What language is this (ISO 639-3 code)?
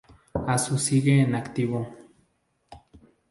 spa